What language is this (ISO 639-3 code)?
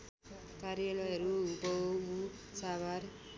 nep